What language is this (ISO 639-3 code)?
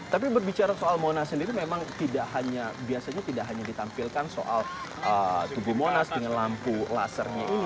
ind